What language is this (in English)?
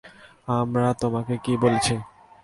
Bangla